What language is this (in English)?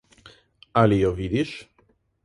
Slovenian